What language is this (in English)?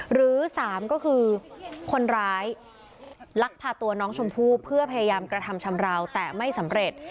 Thai